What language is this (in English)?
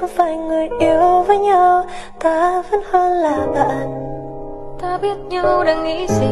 Vietnamese